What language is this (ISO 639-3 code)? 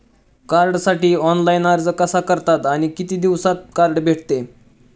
mar